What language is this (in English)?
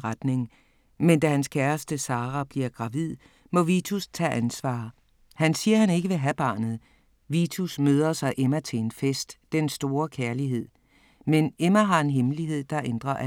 Danish